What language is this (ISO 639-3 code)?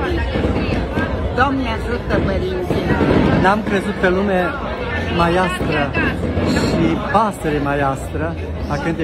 ron